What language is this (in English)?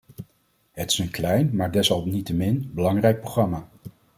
Dutch